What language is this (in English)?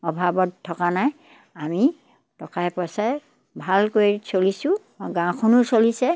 Assamese